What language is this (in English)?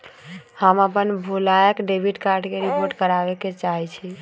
Magahi